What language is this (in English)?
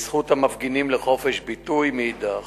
Hebrew